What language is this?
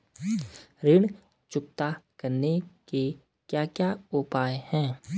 Hindi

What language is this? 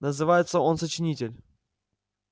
Russian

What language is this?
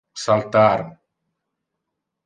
Interlingua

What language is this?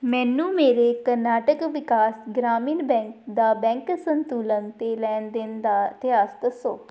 Punjabi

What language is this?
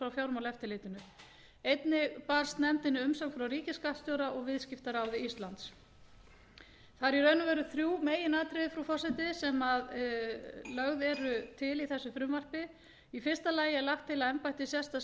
Icelandic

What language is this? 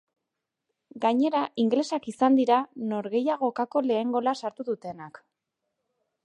Basque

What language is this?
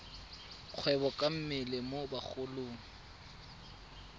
Tswana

